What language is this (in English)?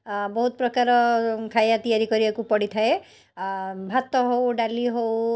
Odia